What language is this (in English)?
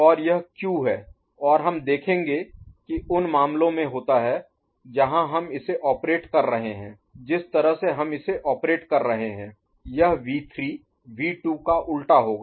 Hindi